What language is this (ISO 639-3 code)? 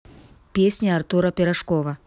rus